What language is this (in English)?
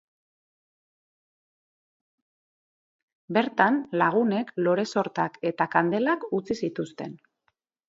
Basque